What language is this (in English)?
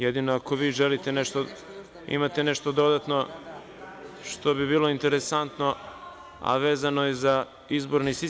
Serbian